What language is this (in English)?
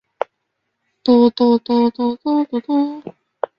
Chinese